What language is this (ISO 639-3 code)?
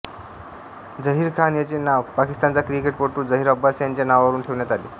mar